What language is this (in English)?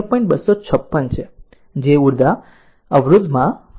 Gujarati